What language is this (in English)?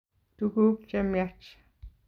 Kalenjin